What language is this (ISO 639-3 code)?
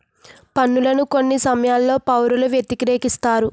tel